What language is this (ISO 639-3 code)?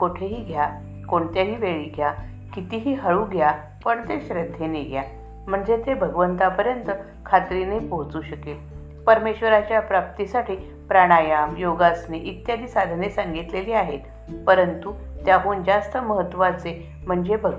mar